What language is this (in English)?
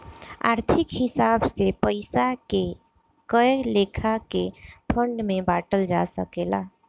Bhojpuri